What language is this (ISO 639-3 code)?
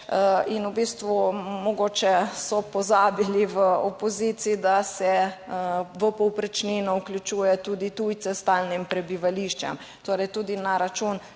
slv